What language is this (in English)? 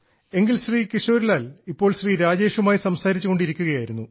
Malayalam